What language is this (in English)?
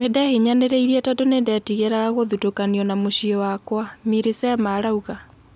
Kikuyu